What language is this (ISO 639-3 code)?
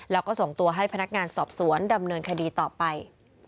tha